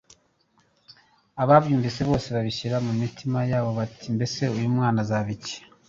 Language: Kinyarwanda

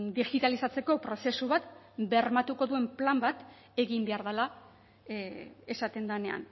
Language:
Basque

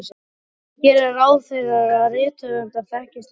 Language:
Icelandic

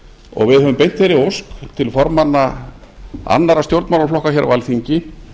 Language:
Icelandic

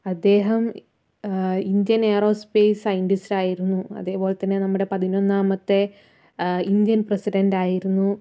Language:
Malayalam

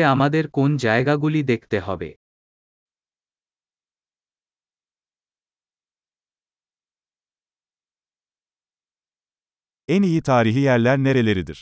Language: Turkish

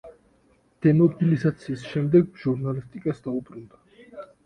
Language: Georgian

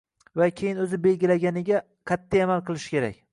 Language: Uzbek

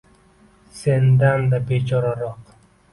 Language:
Uzbek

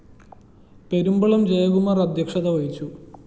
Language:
Malayalam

